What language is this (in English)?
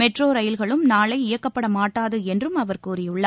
Tamil